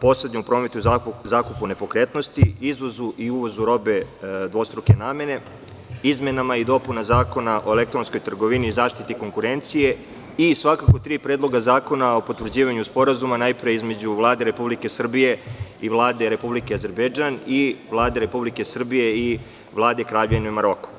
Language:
Serbian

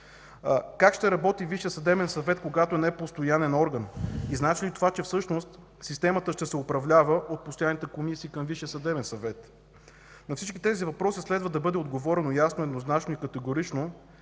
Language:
Bulgarian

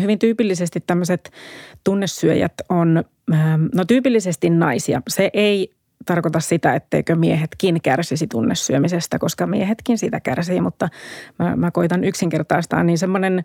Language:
Finnish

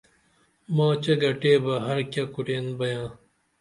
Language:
Dameli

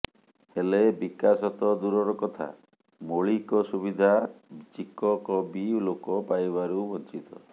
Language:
Odia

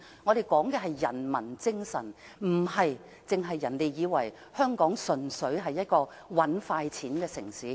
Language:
Cantonese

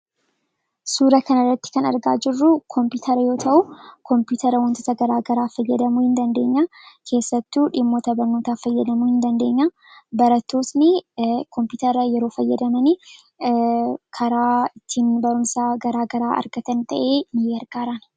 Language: Oromo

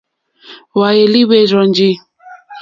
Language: Mokpwe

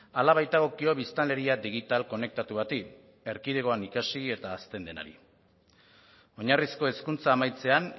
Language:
Basque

